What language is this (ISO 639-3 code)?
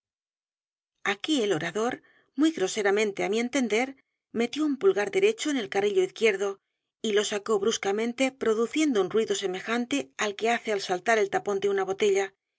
spa